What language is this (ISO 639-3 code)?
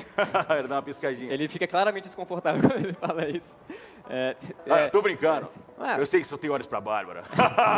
por